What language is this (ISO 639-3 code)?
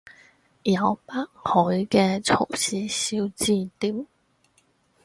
yue